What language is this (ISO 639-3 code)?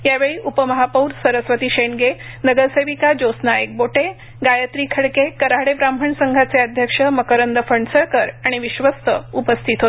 mar